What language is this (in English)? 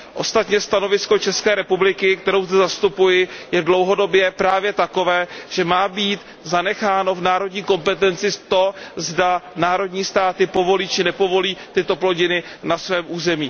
Czech